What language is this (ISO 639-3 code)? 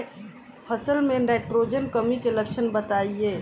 bho